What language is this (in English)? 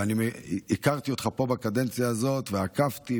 Hebrew